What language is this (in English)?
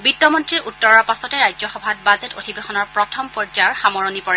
Assamese